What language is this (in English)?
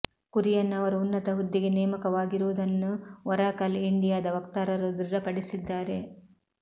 Kannada